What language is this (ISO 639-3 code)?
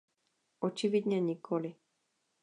ces